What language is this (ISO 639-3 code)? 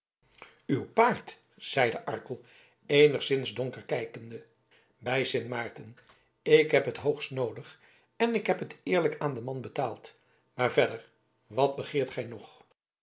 nld